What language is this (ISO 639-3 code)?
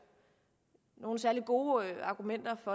dan